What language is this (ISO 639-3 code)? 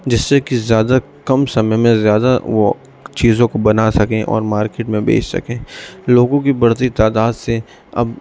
urd